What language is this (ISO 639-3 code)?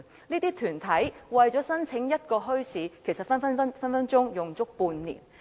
yue